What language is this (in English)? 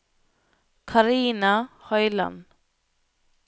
Norwegian